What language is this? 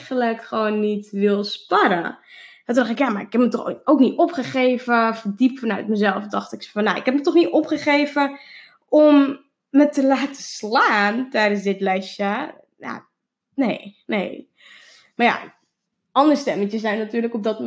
Dutch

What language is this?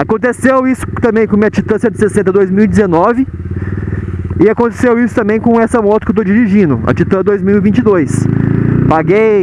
Portuguese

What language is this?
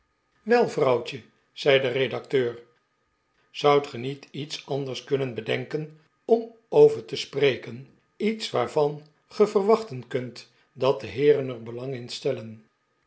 Dutch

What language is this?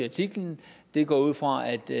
Danish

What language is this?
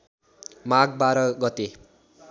Nepali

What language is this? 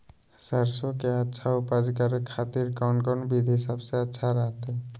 Magahi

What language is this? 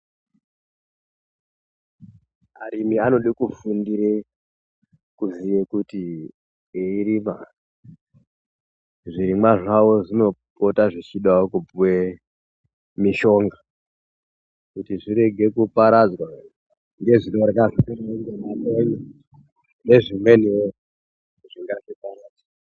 Ndau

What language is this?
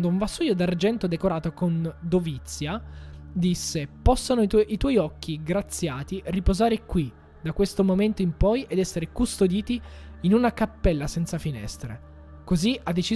Italian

